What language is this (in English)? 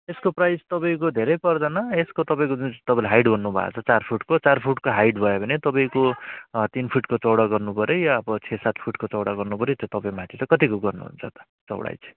Nepali